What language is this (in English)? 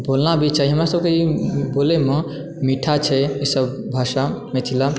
Maithili